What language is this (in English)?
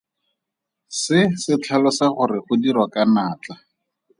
Tswana